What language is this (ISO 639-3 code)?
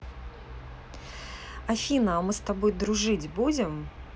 rus